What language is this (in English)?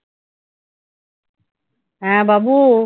Bangla